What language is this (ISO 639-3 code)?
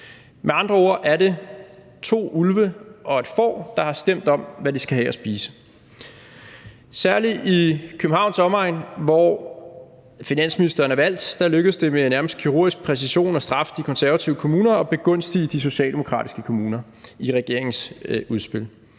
dan